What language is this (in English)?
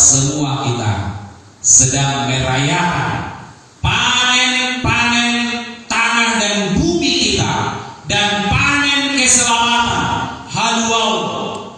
Indonesian